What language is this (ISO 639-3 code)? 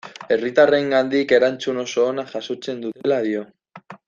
eus